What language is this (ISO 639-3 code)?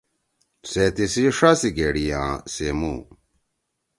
trw